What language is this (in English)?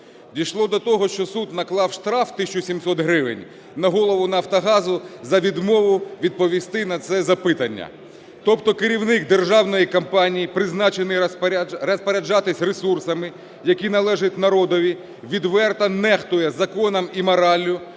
Ukrainian